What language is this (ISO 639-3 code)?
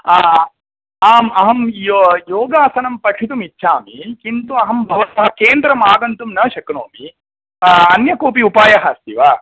san